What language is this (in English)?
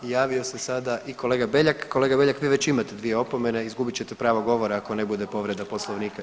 Croatian